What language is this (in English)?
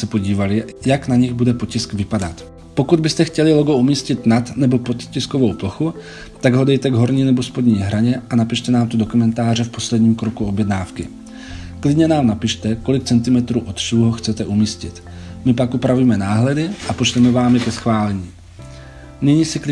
Czech